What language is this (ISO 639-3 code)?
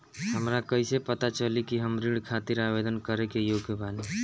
bho